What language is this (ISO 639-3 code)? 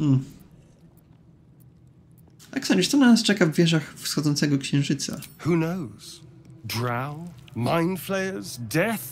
pol